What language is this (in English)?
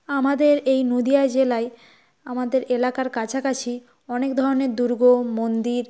Bangla